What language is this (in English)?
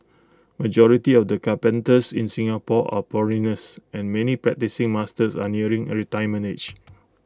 English